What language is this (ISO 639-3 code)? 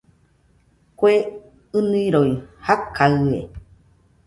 hux